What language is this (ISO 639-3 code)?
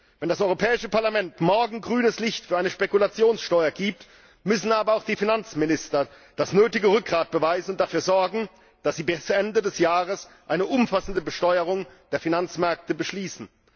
deu